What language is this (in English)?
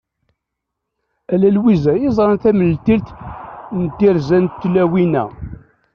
Kabyle